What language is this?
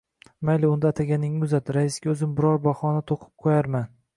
Uzbek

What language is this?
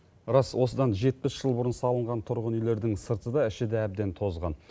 Kazakh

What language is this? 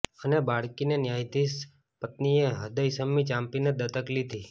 Gujarati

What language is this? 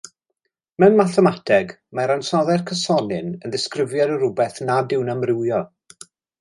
Welsh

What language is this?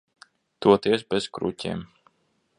Latvian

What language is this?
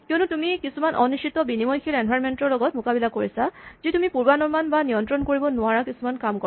Assamese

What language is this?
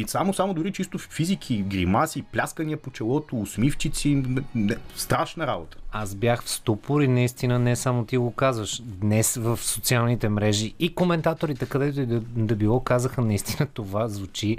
Bulgarian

